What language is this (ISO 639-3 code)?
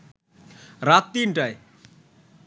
ben